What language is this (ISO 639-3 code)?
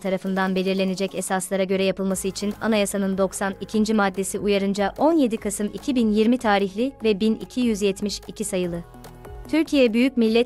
tur